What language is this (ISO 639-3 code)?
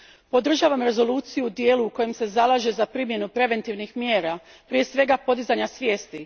hrv